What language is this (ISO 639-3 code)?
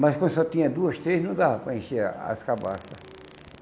por